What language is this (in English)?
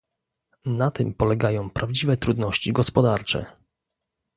Polish